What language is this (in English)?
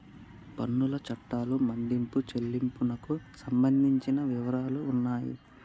Telugu